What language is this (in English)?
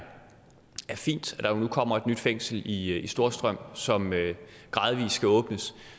Danish